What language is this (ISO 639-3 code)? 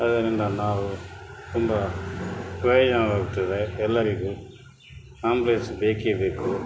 kan